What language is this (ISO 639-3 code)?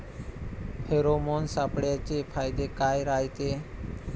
mar